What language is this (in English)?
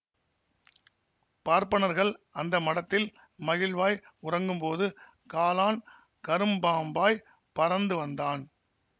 Tamil